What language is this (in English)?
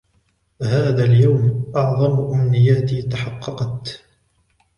Arabic